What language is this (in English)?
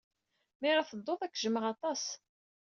Kabyle